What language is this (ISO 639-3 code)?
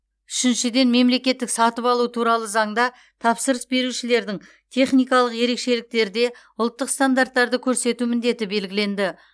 kaz